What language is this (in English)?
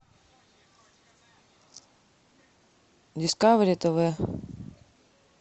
Russian